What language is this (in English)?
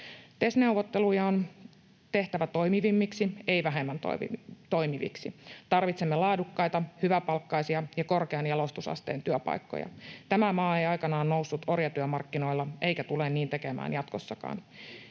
Finnish